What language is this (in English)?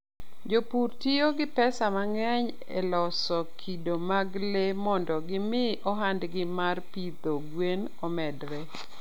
Luo (Kenya and Tanzania)